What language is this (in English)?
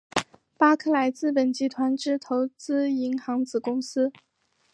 Chinese